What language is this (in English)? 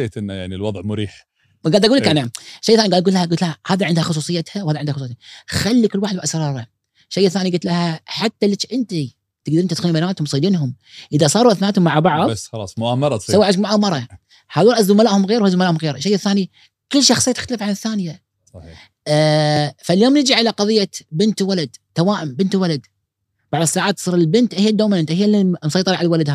Arabic